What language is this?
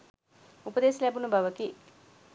Sinhala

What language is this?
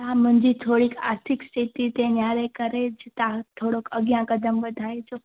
Sindhi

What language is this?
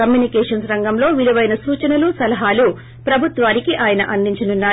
Telugu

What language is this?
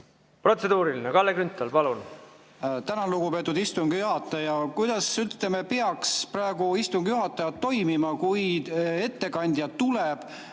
Estonian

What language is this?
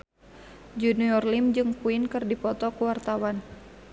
Sundanese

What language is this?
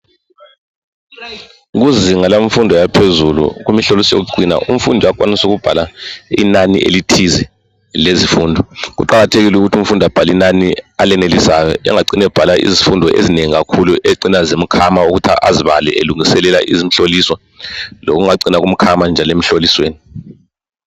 North Ndebele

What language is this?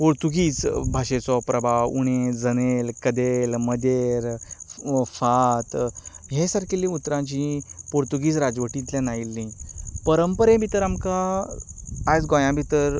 Konkani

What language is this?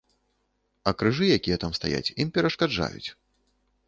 Belarusian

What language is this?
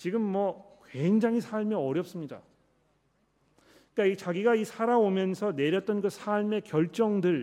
Korean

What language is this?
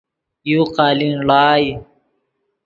Yidgha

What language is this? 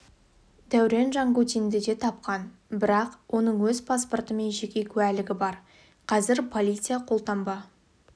Kazakh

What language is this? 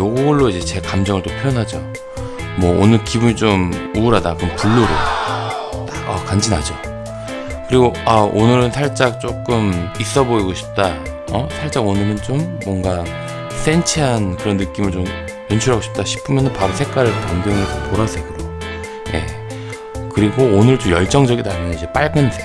Korean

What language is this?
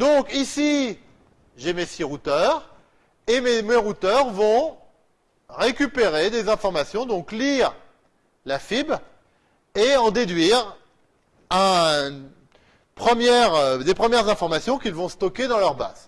French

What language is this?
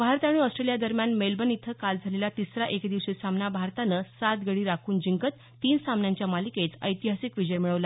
Marathi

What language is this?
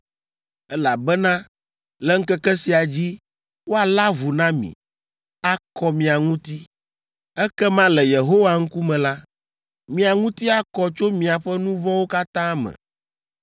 Ewe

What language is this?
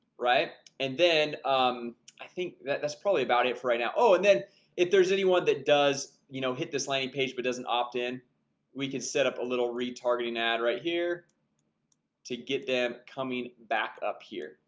English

